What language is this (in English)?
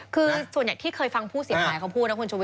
Thai